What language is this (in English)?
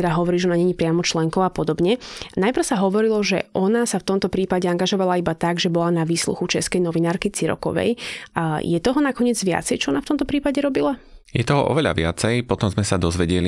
Slovak